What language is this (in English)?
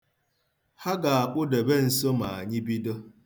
Igbo